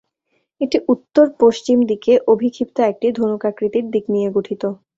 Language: Bangla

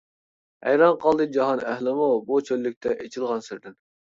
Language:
Uyghur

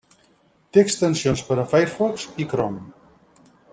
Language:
Catalan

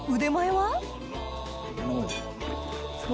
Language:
Japanese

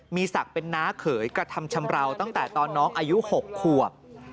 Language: Thai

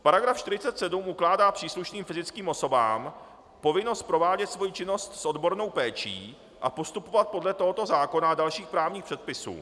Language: Czech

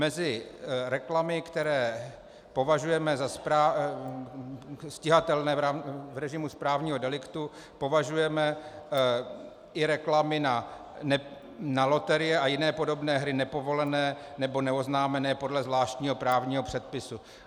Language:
Czech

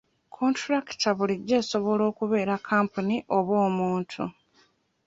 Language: Ganda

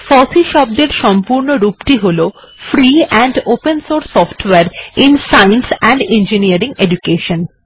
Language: Bangla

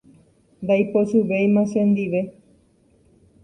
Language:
Guarani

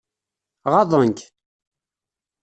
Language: Kabyle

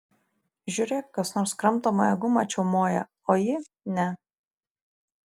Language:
Lithuanian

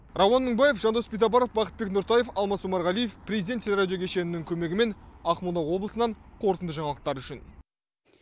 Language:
Kazakh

